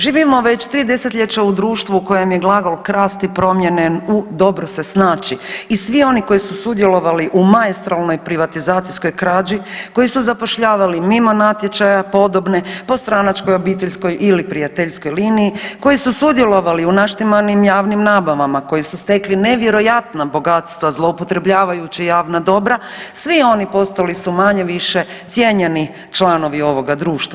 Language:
Croatian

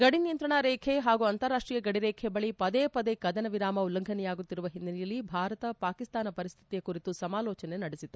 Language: Kannada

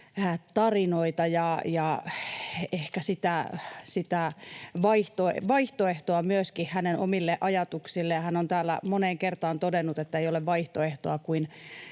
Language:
Finnish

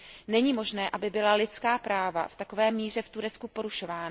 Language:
Czech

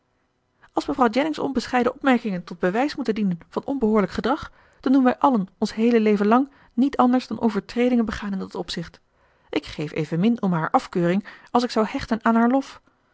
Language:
Dutch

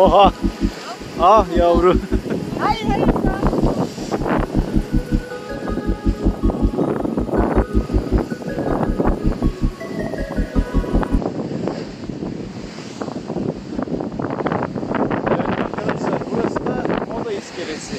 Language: Turkish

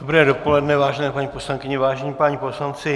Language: Czech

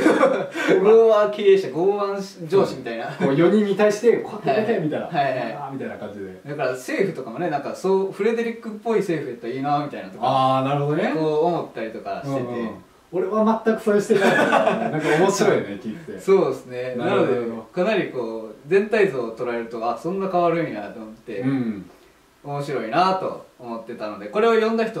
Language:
Japanese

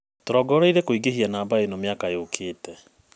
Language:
Kikuyu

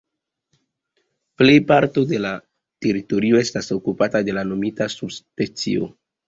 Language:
Esperanto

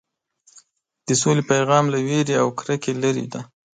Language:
Pashto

